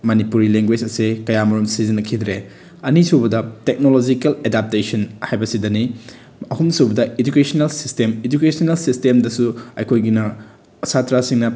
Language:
Manipuri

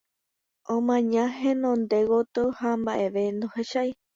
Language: Guarani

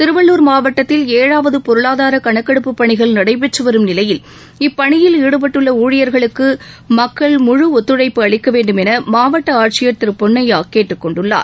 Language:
Tamil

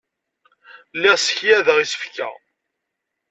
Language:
Kabyle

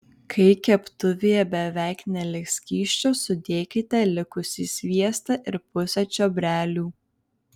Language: Lithuanian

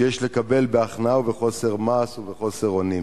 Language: Hebrew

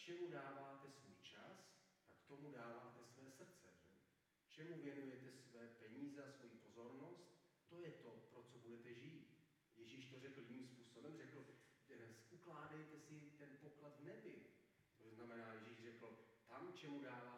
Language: Czech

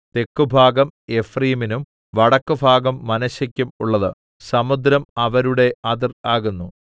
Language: Malayalam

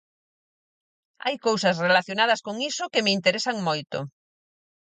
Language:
Galician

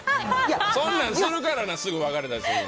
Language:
Japanese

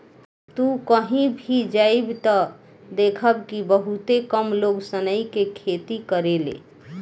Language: Bhojpuri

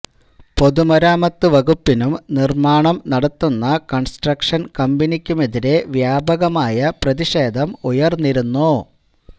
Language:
Malayalam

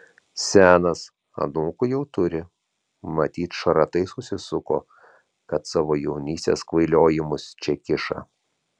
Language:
Lithuanian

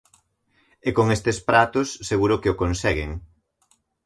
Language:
Galician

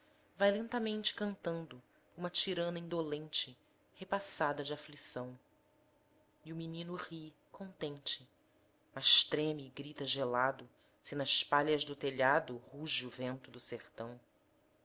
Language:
Portuguese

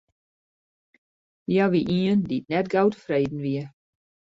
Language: Western Frisian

